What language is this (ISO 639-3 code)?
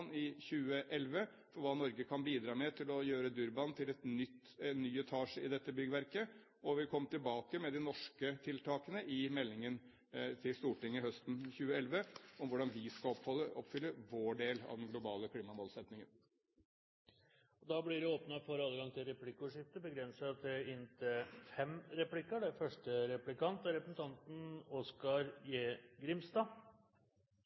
nor